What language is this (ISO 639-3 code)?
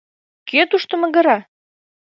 chm